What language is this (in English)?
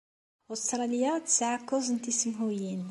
Kabyle